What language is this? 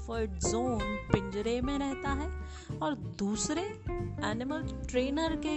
Hindi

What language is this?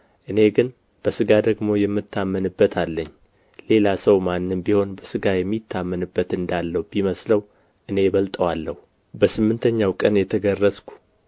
Amharic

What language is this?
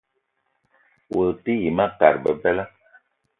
Eton (Cameroon)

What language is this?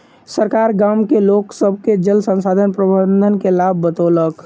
Maithili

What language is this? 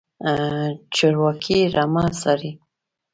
Pashto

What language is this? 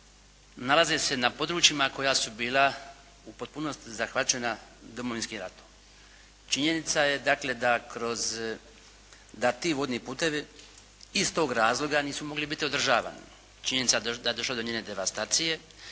Croatian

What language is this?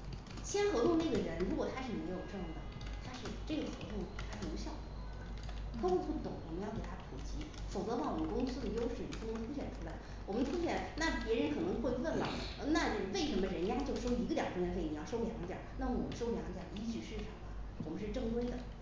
Chinese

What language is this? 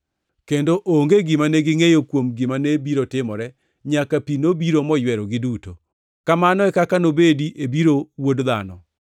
Luo (Kenya and Tanzania)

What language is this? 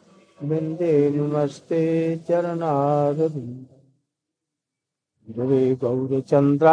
Hindi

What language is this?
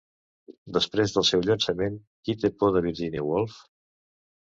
Catalan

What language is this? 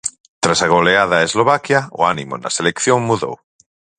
Galician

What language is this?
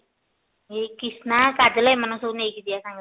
Odia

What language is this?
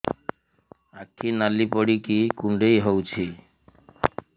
Odia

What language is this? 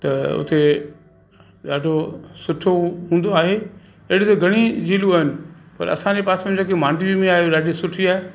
Sindhi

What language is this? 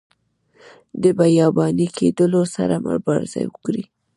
Pashto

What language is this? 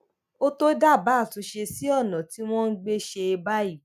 Yoruba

